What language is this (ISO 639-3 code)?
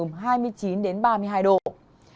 vie